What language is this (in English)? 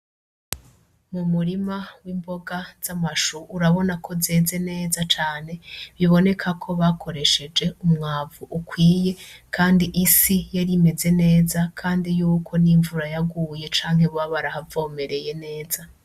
Rundi